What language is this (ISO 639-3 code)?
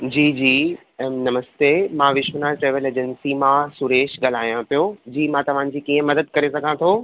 snd